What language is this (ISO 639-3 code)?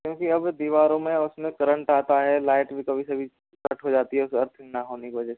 hin